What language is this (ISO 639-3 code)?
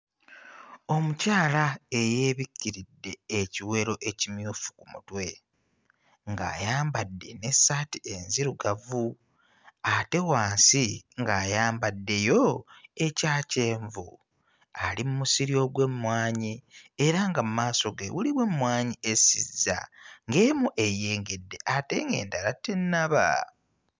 lug